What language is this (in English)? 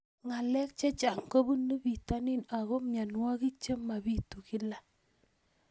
Kalenjin